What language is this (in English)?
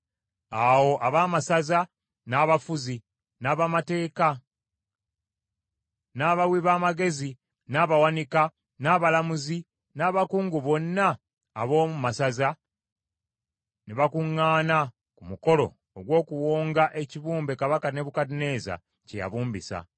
Ganda